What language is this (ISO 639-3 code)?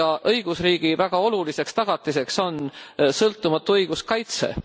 est